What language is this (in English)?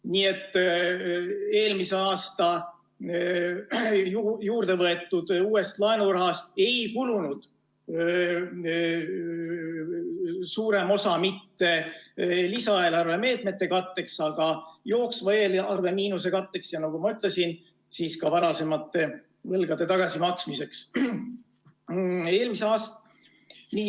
Estonian